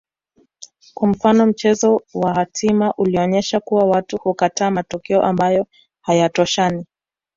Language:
Swahili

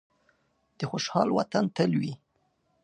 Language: Pashto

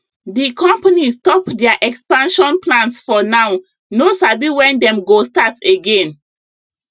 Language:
Nigerian Pidgin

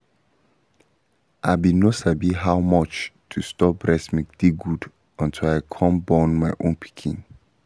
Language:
Nigerian Pidgin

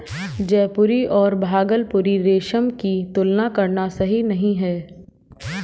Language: Hindi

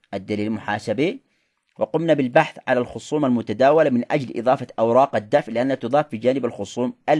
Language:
Arabic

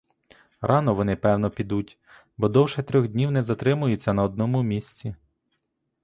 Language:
Ukrainian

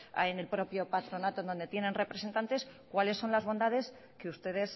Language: Spanish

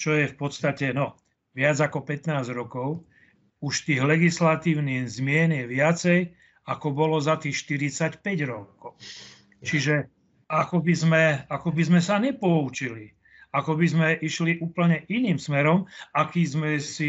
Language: Slovak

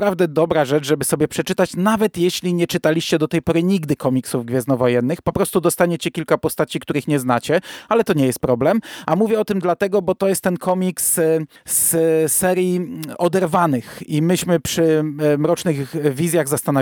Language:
Polish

